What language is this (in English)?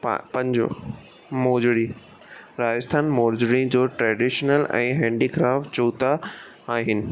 Sindhi